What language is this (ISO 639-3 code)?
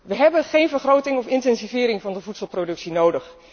nld